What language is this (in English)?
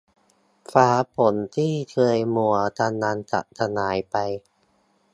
Thai